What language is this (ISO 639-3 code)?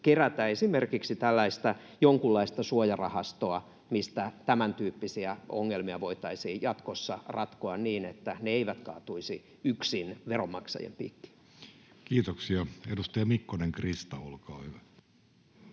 fin